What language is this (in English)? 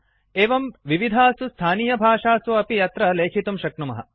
Sanskrit